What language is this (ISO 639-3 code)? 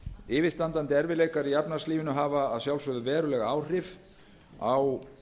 isl